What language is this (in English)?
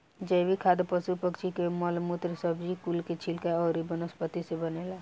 Bhojpuri